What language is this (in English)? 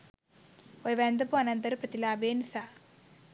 Sinhala